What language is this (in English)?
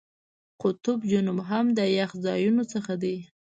Pashto